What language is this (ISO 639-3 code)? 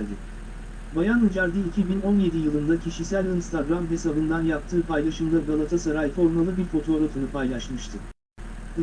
tur